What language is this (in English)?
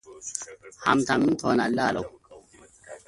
Amharic